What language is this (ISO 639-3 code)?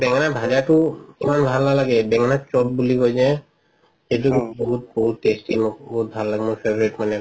asm